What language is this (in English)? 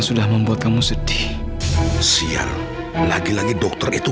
Indonesian